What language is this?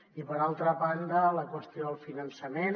Catalan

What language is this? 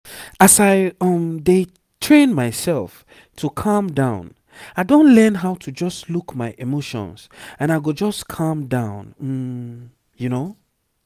Nigerian Pidgin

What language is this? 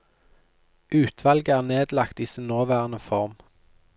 Norwegian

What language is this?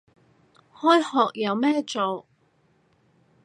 Cantonese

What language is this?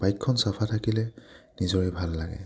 Assamese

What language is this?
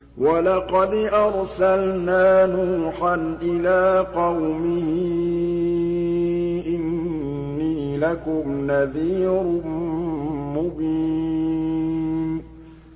Arabic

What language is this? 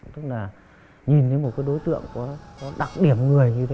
Vietnamese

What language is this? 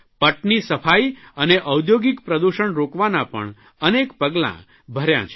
Gujarati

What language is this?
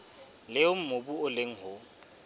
Southern Sotho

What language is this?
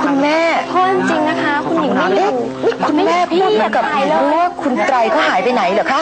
Thai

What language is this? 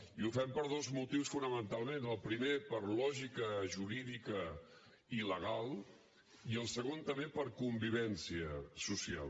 Catalan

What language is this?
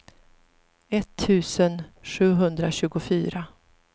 Swedish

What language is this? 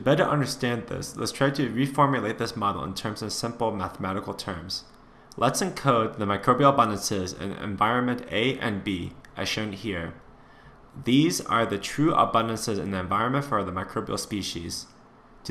English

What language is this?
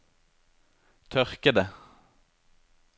Norwegian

